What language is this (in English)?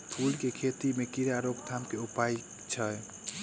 Maithili